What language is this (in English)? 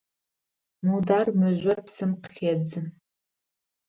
Adyghe